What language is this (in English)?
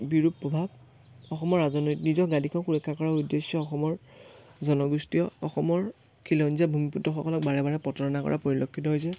Assamese